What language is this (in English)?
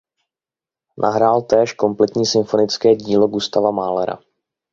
Czech